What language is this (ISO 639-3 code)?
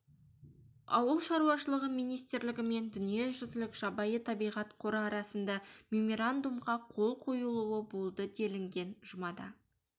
kaz